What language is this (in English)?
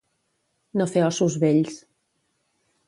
Catalan